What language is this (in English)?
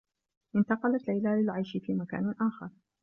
Arabic